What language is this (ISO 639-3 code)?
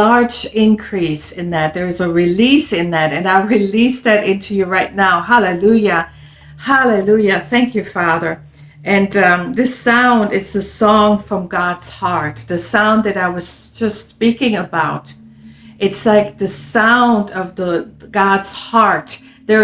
eng